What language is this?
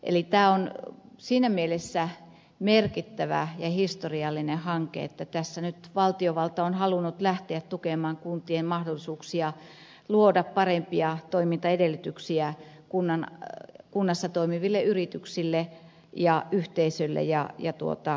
Finnish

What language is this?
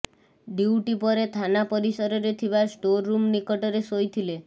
Odia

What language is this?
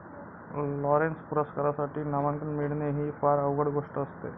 Marathi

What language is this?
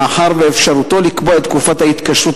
Hebrew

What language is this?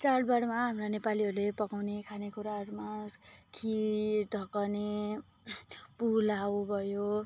Nepali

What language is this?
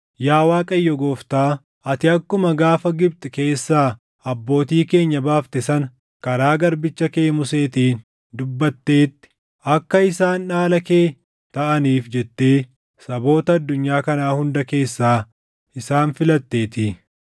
Oromo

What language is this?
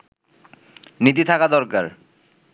Bangla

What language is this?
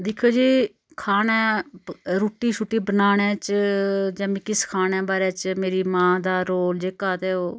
Dogri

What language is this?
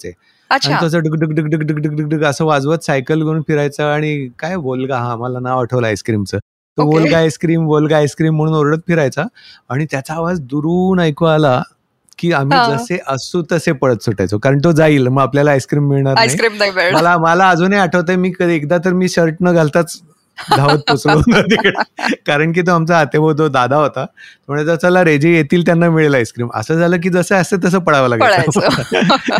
Marathi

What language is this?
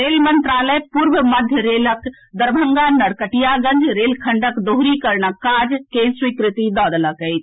Maithili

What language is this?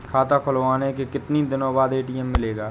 Hindi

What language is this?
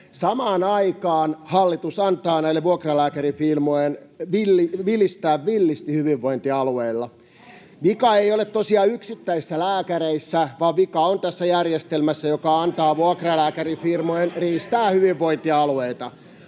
Finnish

